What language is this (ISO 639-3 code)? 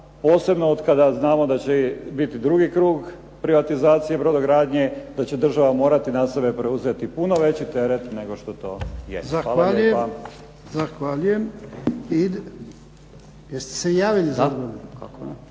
hrv